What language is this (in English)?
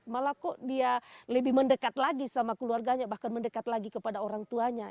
Indonesian